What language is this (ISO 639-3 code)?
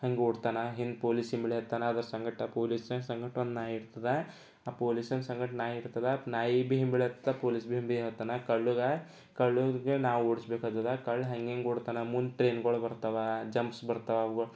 kan